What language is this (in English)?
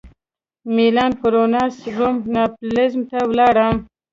Pashto